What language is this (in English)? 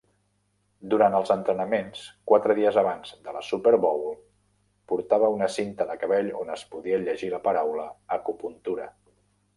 Catalan